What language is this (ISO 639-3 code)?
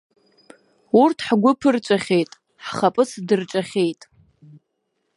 abk